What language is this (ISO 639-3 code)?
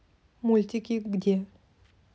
rus